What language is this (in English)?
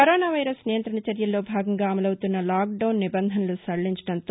Telugu